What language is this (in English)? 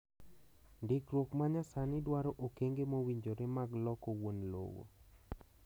Luo (Kenya and Tanzania)